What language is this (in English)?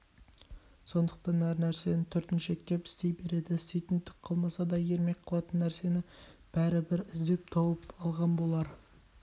Kazakh